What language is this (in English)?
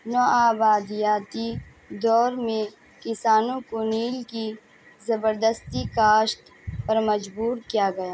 Urdu